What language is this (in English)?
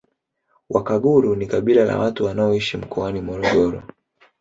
Swahili